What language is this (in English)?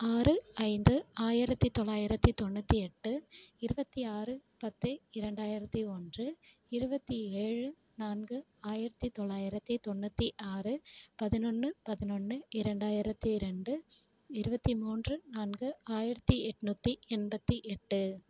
Tamil